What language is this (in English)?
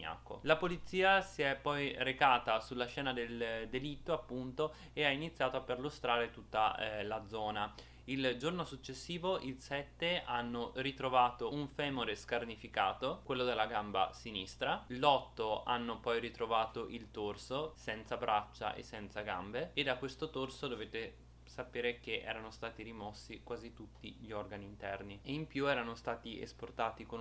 Italian